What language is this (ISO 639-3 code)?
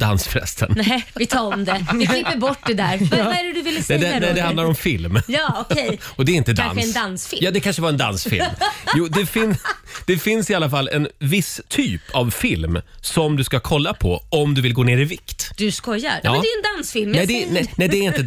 swe